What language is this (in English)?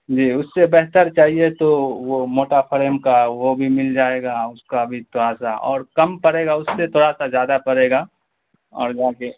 Urdu